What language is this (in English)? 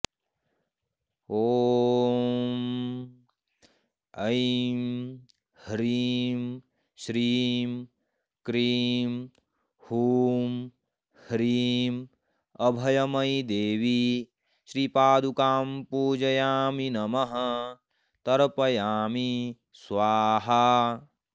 Sanskrit